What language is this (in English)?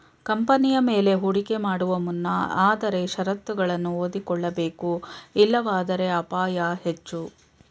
Kannada